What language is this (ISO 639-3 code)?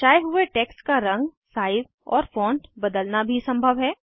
hin